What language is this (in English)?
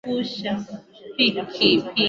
Swahili